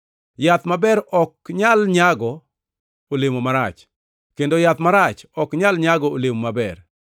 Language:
Luo (Kenya and Tanzania)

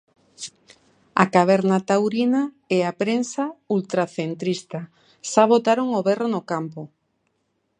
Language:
Galician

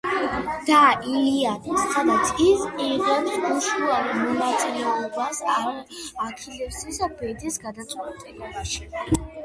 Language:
Georgian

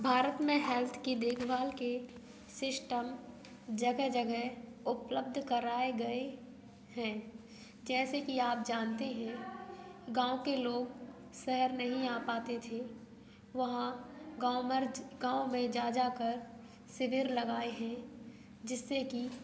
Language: Hindi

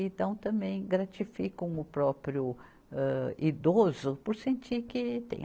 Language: Portuguese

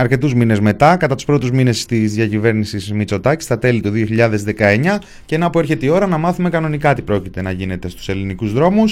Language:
Greek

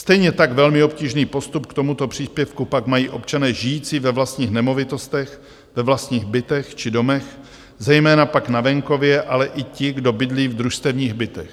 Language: Czech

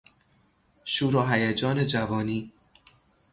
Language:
Persian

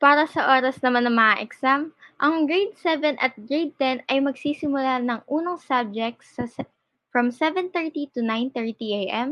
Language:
Filipino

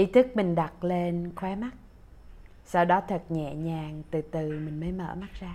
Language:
Vietnamese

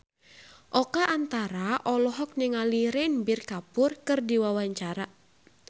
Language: Sundanese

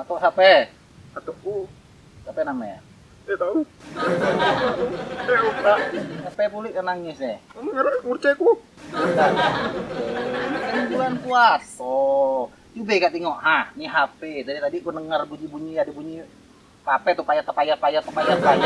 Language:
Indonesian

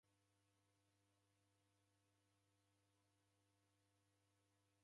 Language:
Taita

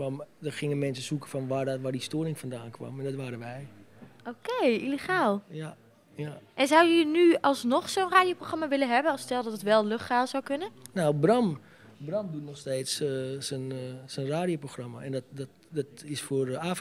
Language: Dutch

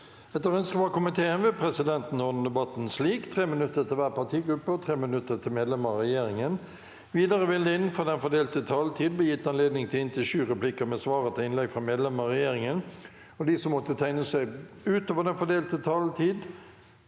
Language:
Norwegian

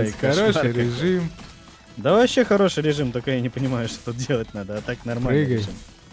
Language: Russian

